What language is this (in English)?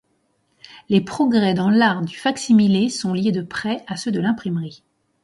French